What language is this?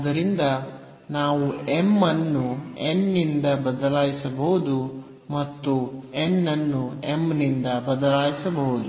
Kannada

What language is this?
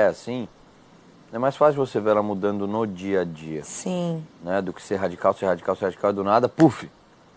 Portuguese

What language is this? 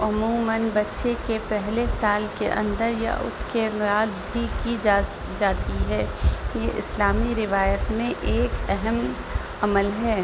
Urdu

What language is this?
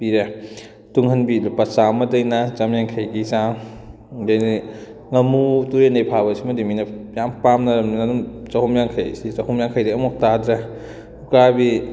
Manipuri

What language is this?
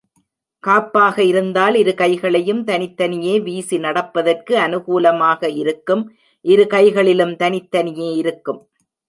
Tamil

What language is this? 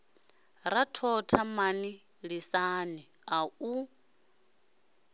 Venda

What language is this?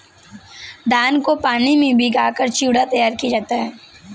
Hindi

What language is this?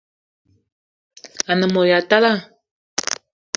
Eton (Cameroon)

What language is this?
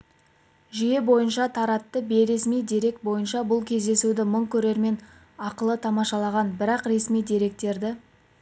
Kazakh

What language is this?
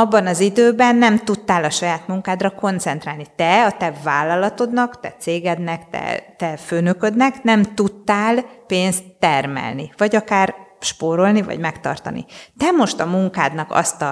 Hungarian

